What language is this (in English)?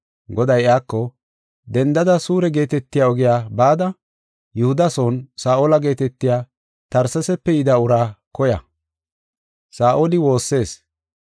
Gofa